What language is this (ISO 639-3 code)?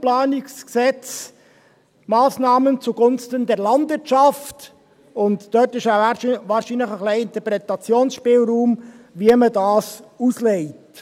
gsw